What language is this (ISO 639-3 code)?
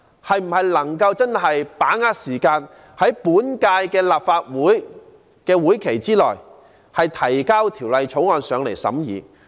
yue